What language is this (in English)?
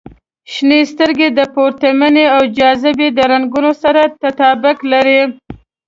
Pashto